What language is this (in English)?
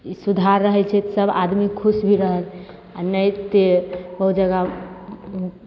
Maithili